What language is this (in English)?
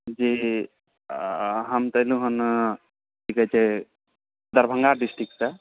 Maithili